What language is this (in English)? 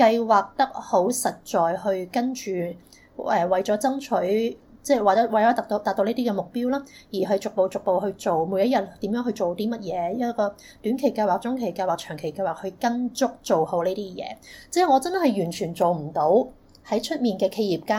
Chinese